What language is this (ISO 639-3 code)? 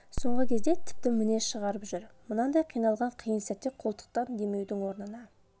kaz